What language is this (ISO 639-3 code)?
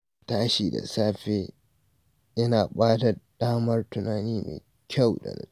hau